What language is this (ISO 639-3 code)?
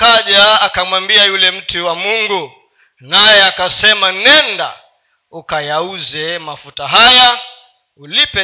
swa